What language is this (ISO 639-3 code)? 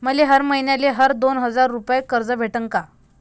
mar